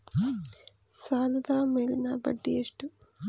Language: Kannada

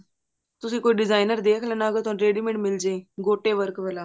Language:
Punjabi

